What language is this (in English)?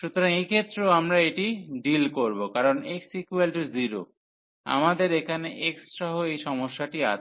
Bangla